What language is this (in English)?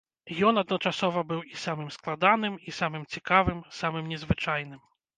Belarusian